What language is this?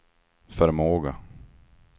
Swedish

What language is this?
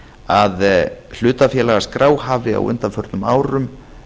Icelandic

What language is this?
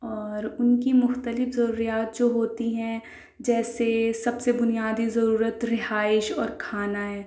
Urdu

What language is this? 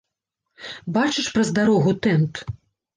Belarusian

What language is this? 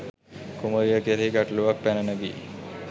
Sinhala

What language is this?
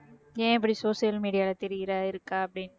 Tamil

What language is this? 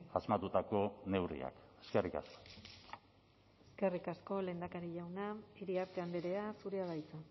Basque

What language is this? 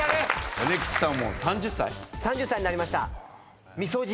Japanese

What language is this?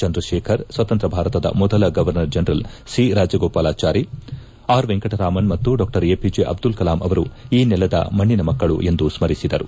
Kannada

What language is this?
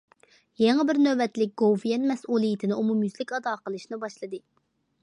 Uyghur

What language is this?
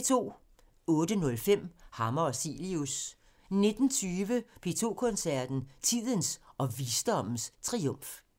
Danish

